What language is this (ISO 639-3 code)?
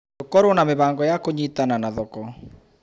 kik